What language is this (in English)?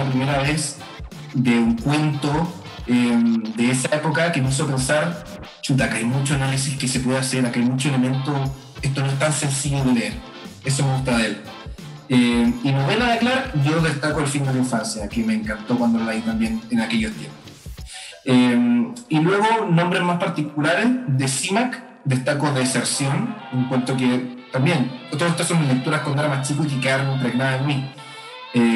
Spanish